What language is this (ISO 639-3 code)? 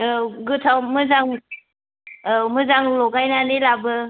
brx